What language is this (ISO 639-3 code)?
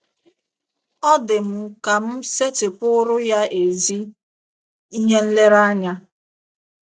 ibo